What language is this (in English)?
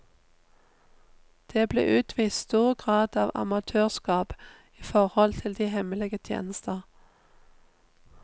Norwegian